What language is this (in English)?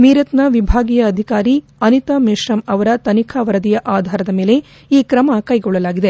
Kannada